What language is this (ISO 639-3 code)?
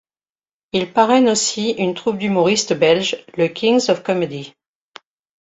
fra